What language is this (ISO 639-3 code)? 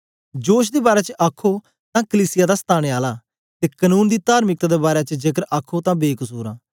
doi